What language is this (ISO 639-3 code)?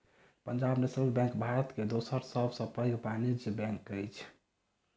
mai